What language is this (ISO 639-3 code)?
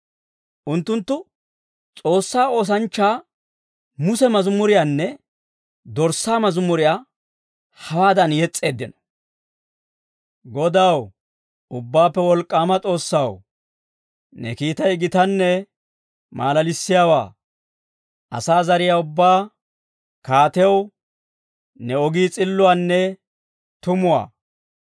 dwr